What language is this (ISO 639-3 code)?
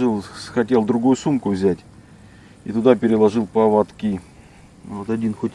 rus